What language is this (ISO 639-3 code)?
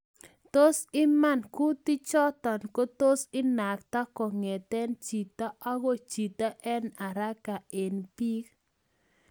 kln